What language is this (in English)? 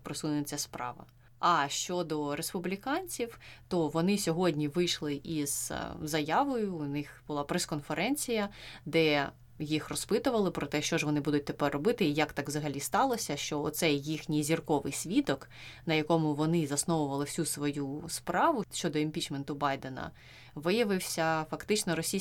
Ukrainian